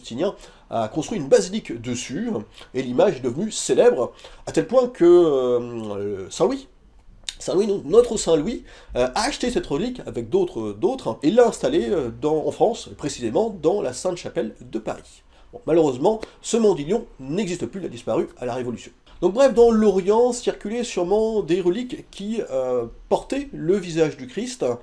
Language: French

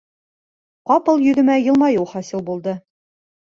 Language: Bashkir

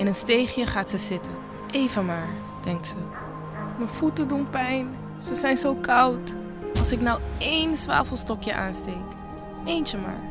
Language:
Dutch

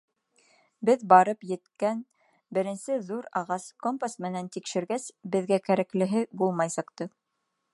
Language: Bashkir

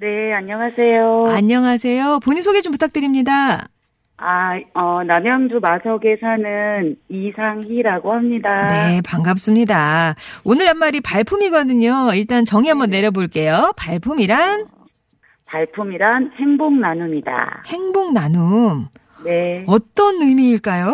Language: Korean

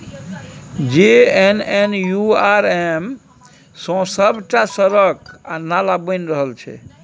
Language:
Maithili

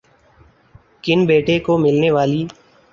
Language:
Urdu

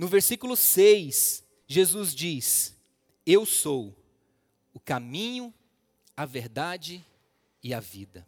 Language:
Portuguese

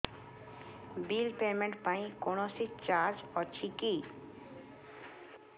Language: Odia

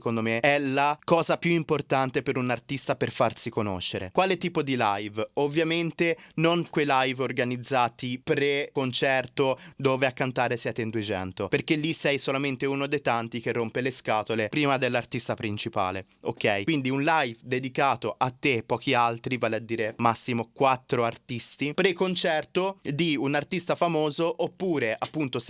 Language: Italian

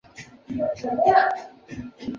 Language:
Chinese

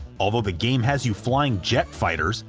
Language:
English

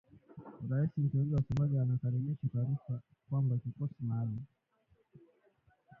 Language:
Swahili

